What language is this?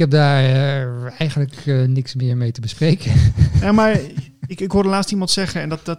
Dutch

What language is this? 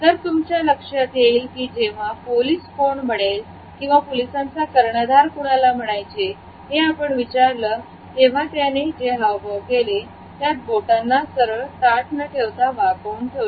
Marathi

